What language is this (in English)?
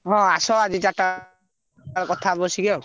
Odia